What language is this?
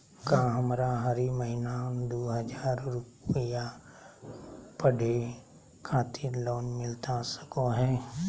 Magahi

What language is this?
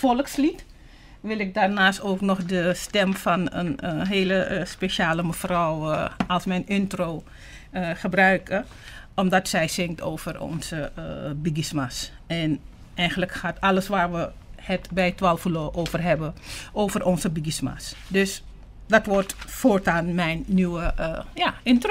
Dutch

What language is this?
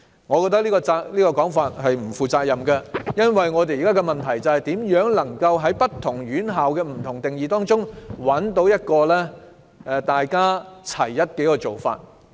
Cantonese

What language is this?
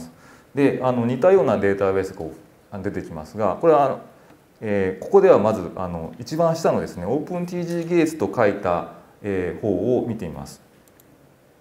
Japanese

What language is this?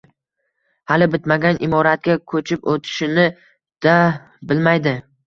Uzbek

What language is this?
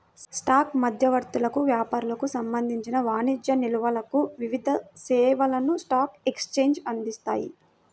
Telugu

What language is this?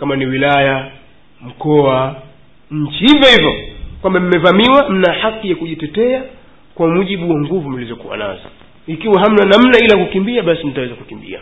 Swahili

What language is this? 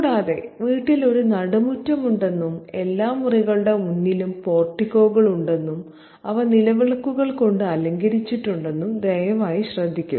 Malayalam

